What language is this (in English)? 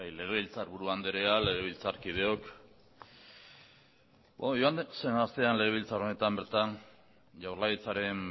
Basque